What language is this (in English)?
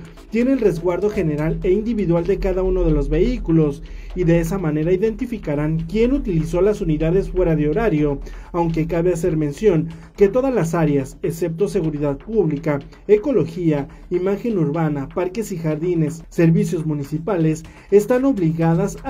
Spanish